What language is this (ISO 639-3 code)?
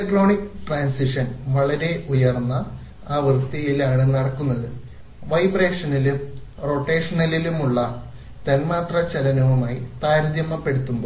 mal